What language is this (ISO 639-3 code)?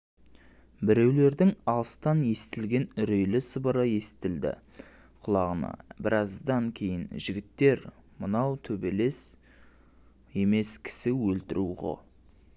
kaz